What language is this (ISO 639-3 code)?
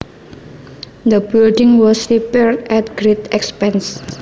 jav